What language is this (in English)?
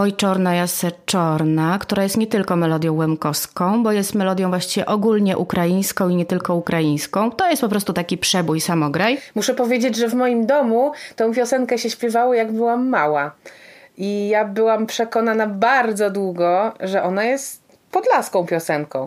Polish